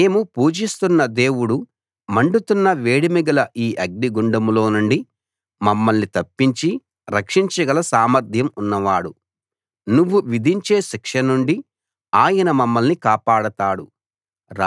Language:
Telugu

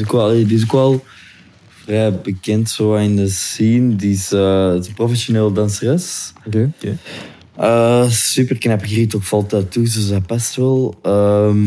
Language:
Dutch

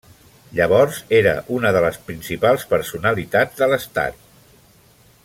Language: Catalan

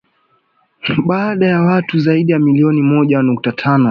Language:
Swahili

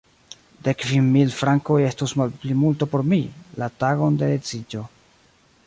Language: Esperanto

